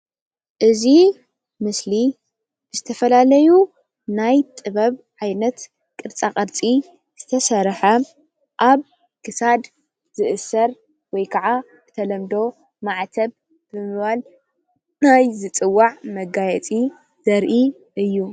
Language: Tigrinya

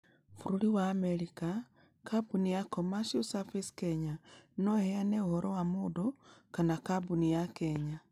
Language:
Kikuyu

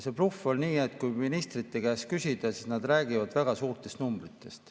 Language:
Estonian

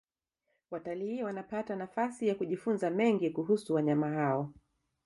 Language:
Swahili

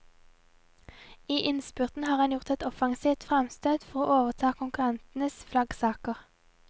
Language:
Norwegian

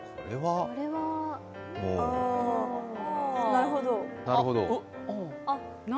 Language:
Japanese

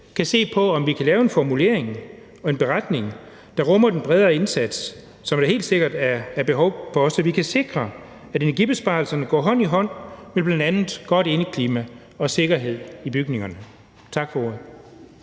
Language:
Danish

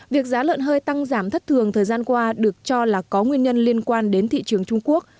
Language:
Vietnamese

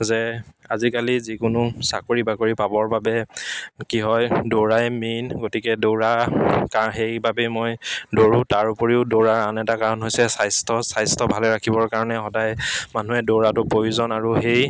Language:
Assamese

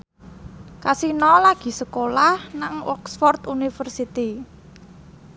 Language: Javanese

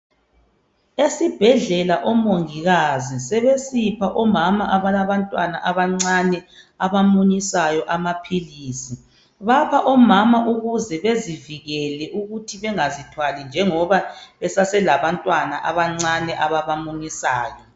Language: North Ndebele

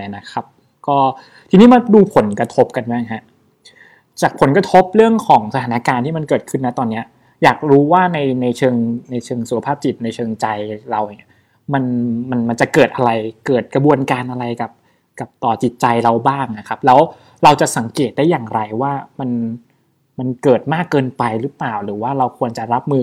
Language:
Thai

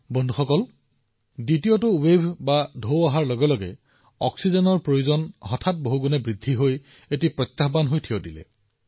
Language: Assamese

